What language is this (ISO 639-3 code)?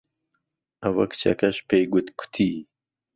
ckb